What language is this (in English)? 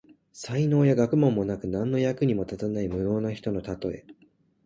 Japanese